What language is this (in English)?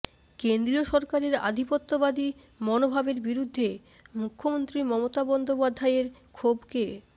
Bangla